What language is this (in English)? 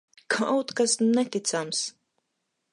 Latvian